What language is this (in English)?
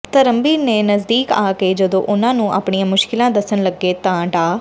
Punjabi